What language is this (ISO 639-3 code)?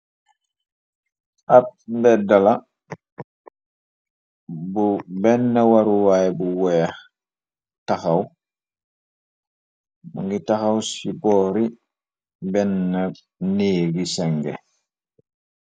wol